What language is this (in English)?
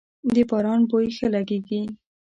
Pashto